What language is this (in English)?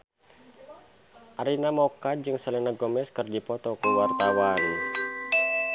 Sundanese